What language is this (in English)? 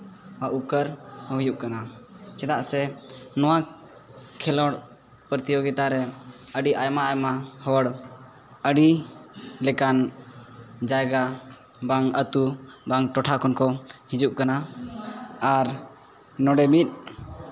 Santali